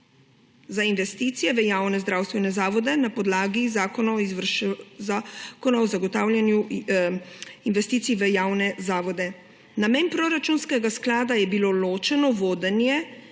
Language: Slovenian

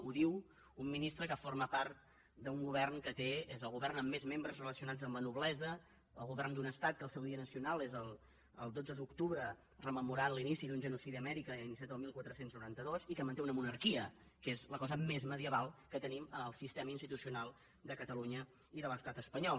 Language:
Catalan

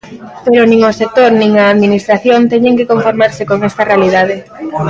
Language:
Galician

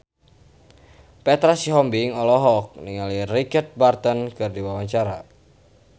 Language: Sundanese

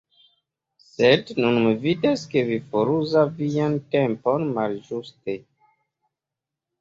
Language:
Esperanto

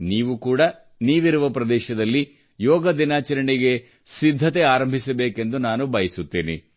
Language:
Kannada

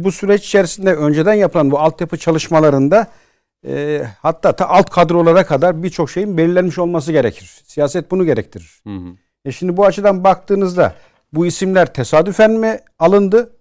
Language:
Turkish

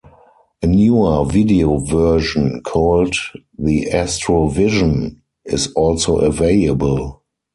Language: English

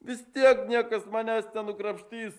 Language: Lithuanian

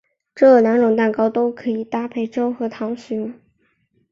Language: Chinese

